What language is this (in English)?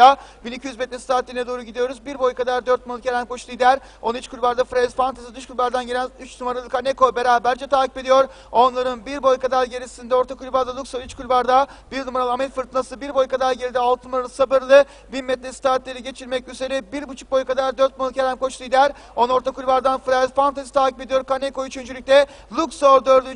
Turkish